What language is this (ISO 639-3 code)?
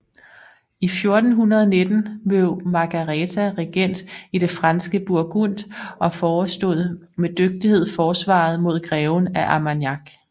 dan